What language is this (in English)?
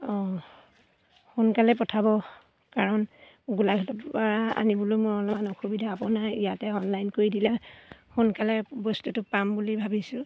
Assamese